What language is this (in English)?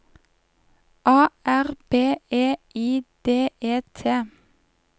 Norwegian